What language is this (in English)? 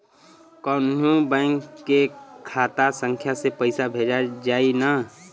Bhojpuri